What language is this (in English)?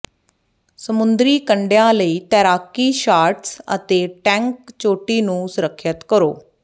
Punjabi